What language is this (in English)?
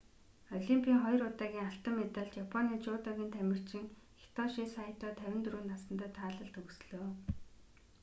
Mongolian